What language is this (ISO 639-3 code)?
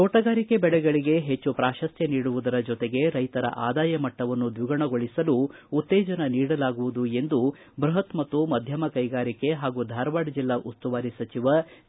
kan